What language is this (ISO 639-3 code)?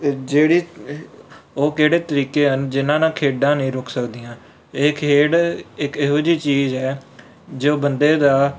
pan